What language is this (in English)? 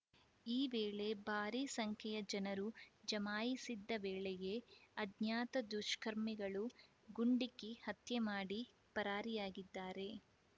Kannada